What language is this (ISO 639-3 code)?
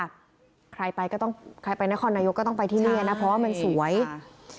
tha